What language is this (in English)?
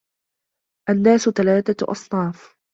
Arabic